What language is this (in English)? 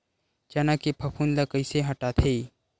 Chhattisgarhi